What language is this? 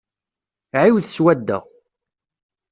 Kabyle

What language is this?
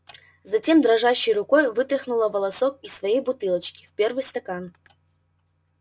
Russian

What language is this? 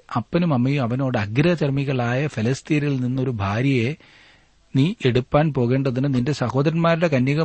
Malayalam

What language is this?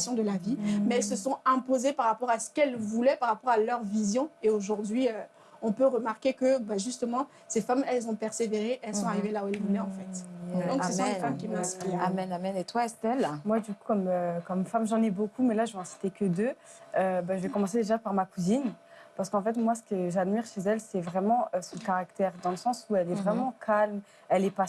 French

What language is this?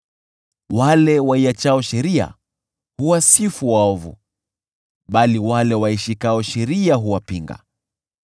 Swahili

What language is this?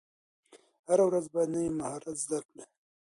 Pashto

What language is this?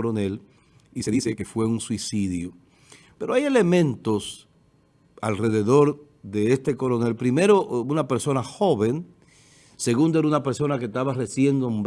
Spanish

